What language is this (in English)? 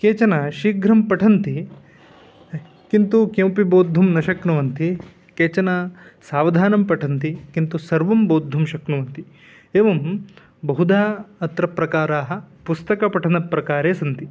Sanskrit